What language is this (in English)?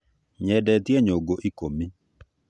Kikuyu